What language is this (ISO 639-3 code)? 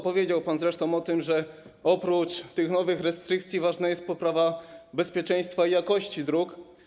pol